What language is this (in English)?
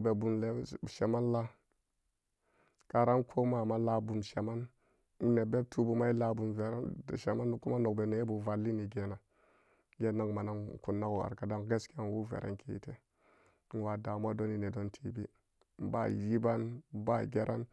Samba Daka